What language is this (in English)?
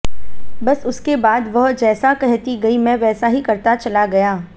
Hindi